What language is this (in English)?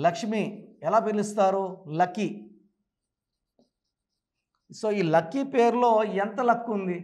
Telugu